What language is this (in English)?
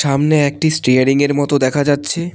Bangla